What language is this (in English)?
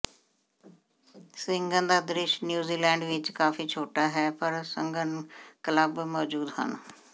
Punjabi